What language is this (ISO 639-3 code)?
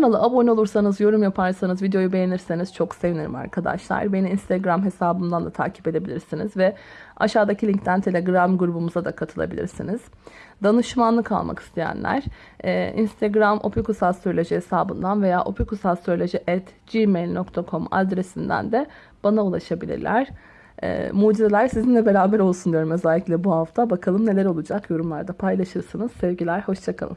tur